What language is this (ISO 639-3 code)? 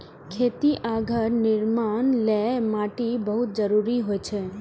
mai